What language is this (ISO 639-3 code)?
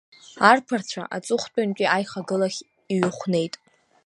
abk